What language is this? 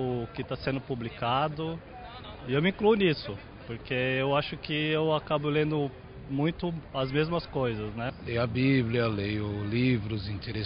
Portuguese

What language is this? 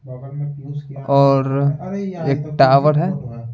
Hindi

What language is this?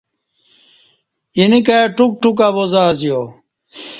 Kati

